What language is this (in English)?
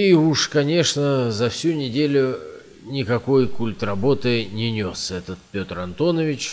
Russian